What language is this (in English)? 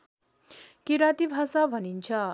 Nepali